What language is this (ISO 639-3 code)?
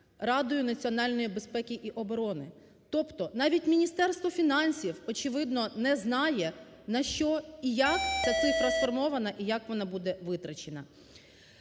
ukr